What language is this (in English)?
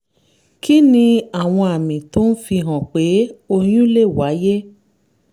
Yoruba